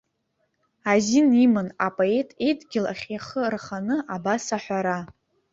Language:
Abkhazian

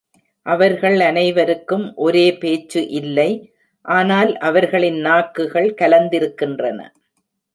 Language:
Tamil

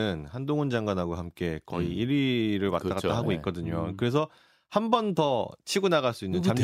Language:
Korean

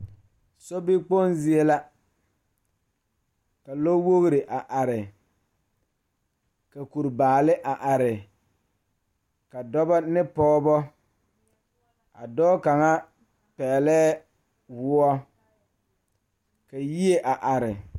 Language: Southern Dagaare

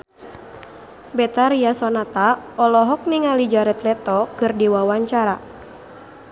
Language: Sundanese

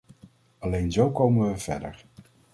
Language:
Dutch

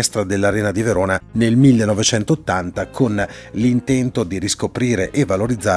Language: Italian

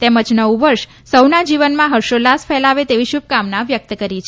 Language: Gujarati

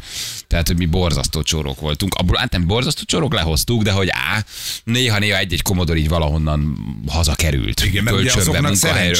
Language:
Hungarian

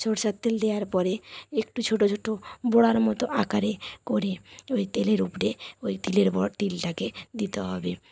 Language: Bangla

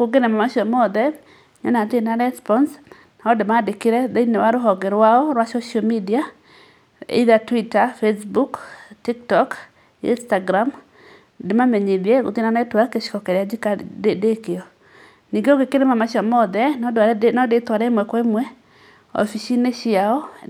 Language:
Kikuyu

